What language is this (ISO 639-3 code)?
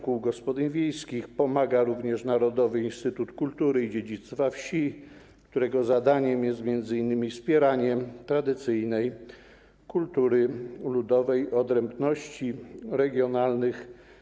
pol